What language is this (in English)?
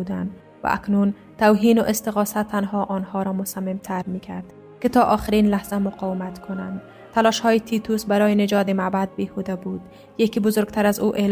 Persian